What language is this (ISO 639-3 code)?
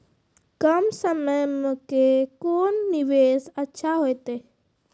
mai